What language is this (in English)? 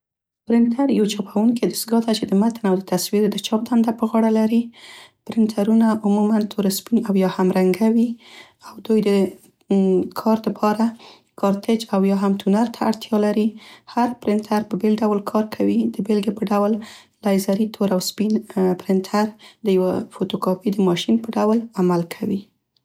Central Pashto